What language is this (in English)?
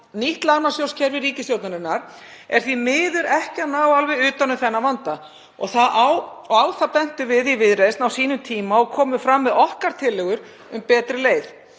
Icelandic